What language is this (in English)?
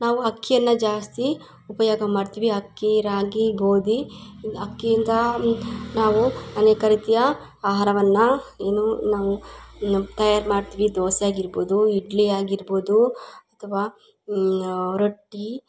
Kannada